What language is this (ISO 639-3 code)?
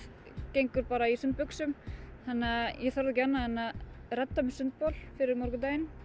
isl